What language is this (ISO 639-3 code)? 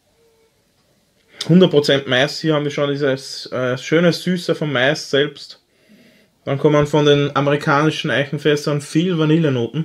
deu